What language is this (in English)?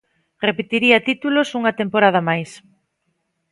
Galician